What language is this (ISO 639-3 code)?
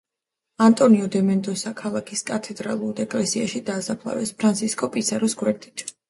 kat